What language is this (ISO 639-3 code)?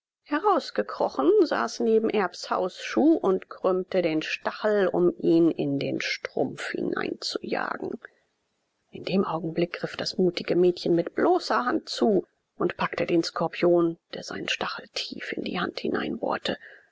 deu